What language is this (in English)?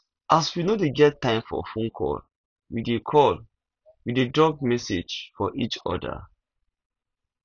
Nigerian Pidgin